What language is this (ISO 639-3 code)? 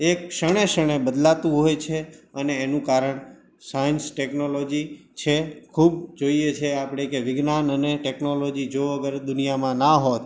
guj